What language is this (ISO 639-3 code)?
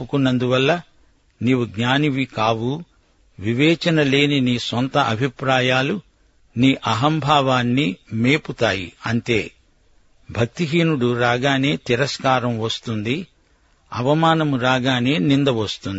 tel